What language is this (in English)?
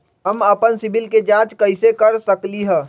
Magahi